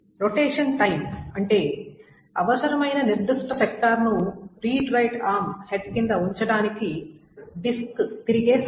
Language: Telugu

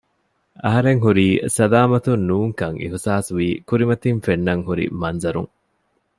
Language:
Divehi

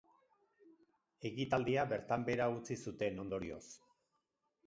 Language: Basque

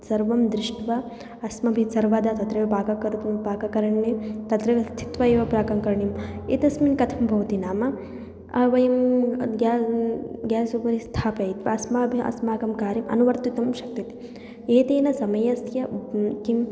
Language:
Sanskrit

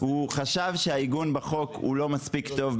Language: Hebrew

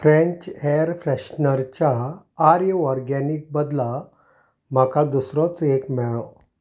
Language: Konkani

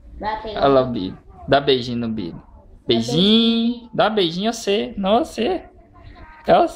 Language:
Portuguese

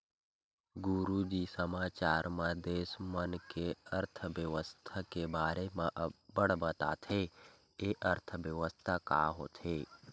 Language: Chhattisgarhi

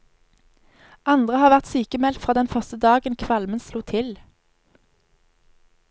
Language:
Norwegian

